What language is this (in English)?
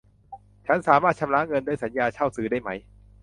Thai